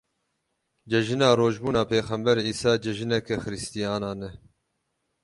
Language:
Kurdish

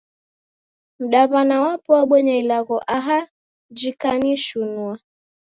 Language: Taita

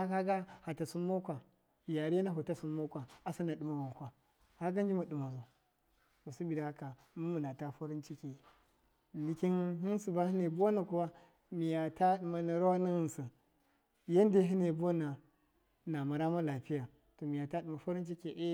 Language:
Miya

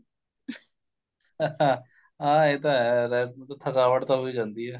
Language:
Punjabi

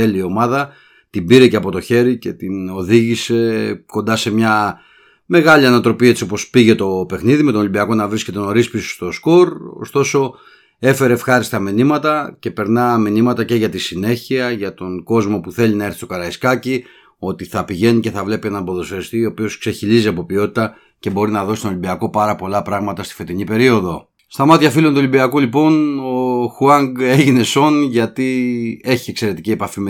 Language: Greek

